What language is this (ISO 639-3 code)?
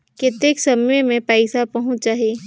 hne